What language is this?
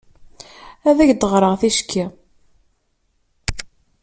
Kabyle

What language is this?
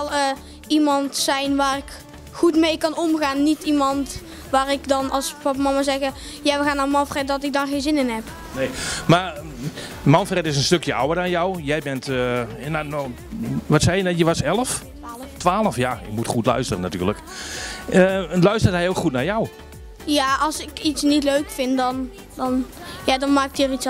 Dutch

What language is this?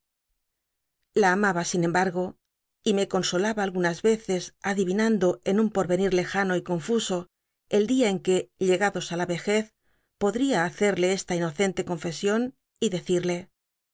Spanish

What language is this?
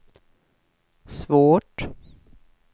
Swedish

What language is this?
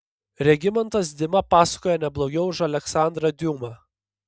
Lithuanian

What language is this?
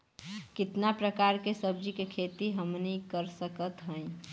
Bhojpuri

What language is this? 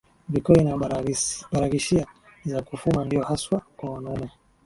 Swahili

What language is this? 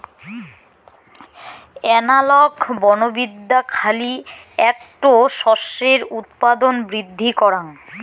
Bangla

